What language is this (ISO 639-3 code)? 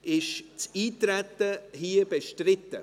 gsw